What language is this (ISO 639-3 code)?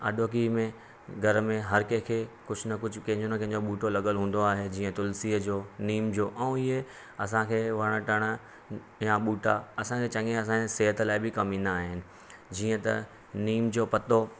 snd